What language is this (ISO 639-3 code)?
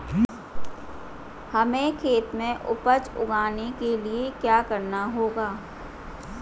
hin